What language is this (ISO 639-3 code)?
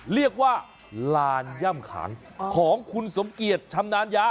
tha